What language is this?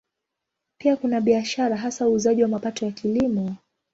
Swahili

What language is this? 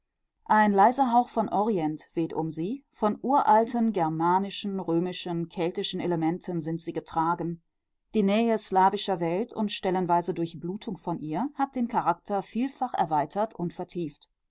German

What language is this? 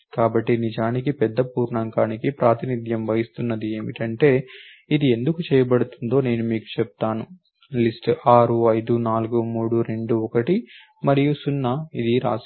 Telugu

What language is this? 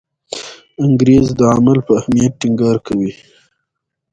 Pashto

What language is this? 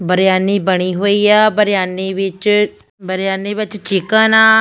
Punjabi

